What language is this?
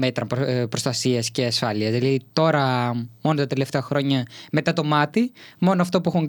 Greek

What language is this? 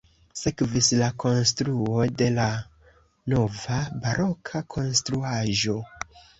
Esperanto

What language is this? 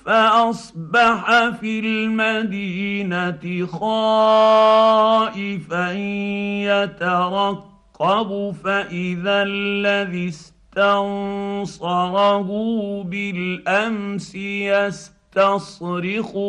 Arabic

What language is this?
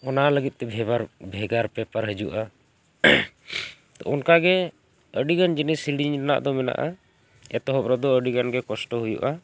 Santali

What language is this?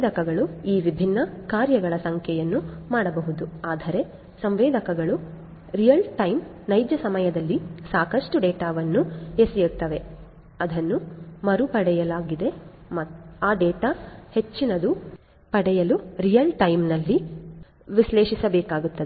Kannada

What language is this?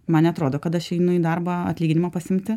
Lithuanian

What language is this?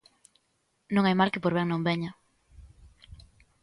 Galician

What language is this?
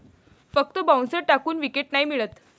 Marathi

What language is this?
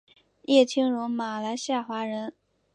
Chinese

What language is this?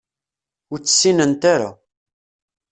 Kabyle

